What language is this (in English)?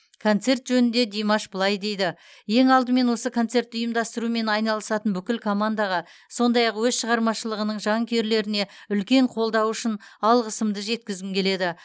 Kazakh